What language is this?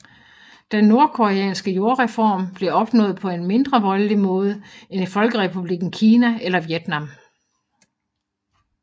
Danish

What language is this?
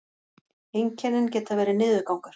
Icelandic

